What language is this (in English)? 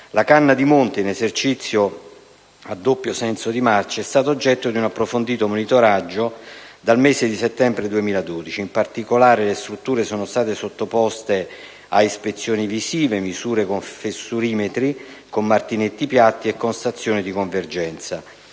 Italian